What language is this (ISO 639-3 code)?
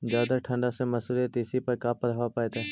mag